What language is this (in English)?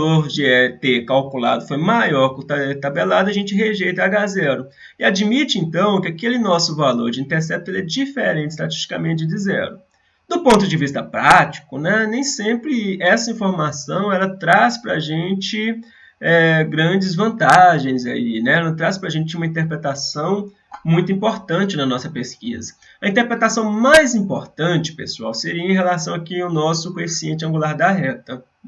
Portuguese